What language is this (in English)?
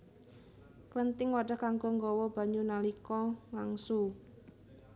Javanese